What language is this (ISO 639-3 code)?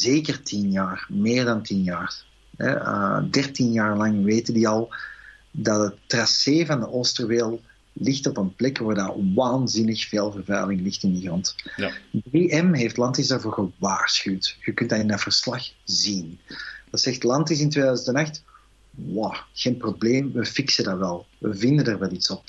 nld